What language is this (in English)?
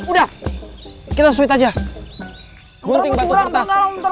Indonesian